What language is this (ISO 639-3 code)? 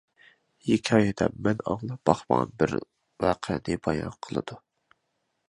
uig